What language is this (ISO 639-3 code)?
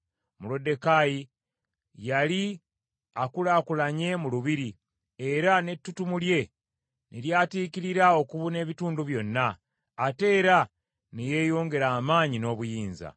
lug